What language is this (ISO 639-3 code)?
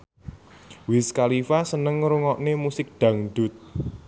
jav